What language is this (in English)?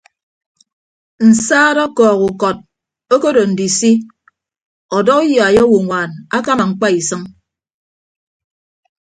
Ibibio